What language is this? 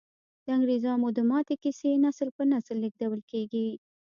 Pashto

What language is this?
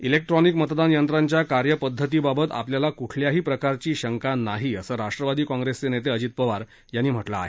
Marathi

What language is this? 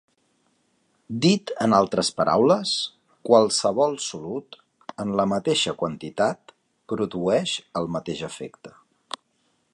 Catalan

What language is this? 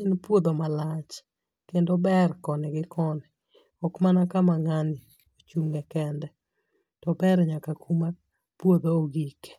Luo (Kenya and Tanzania)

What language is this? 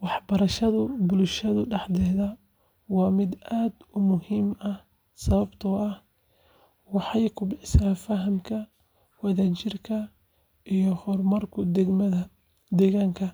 Somali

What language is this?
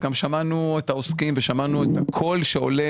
Hebrew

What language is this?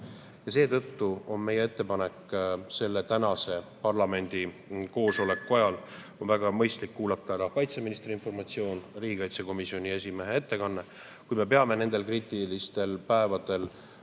Estonian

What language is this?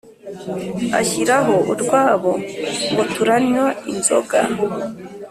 Kinyarwanda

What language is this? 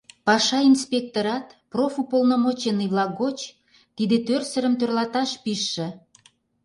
Mari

